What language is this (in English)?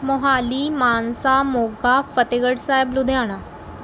Punjabi